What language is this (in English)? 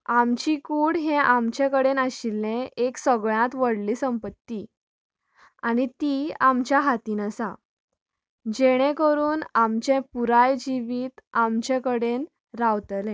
Konkani